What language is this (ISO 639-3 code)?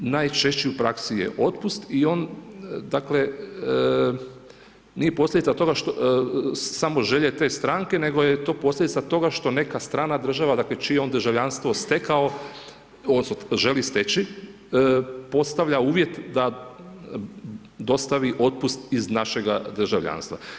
hrv